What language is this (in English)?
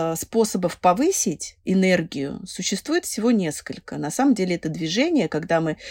Russian